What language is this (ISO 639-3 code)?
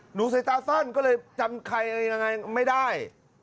tha